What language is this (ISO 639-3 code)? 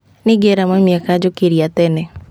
kik